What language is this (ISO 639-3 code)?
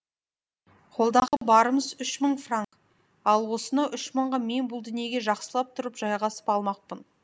kaz